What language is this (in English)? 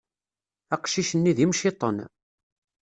Kabyle